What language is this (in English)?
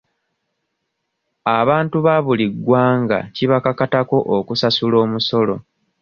Ganda